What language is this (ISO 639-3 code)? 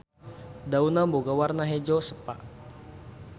sun